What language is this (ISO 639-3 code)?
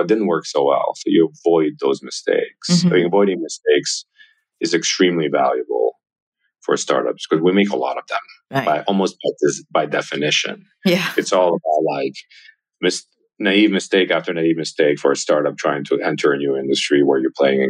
eng